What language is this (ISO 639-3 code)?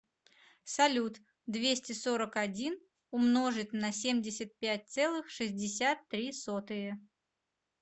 rus